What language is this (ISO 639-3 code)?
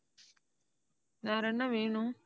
tam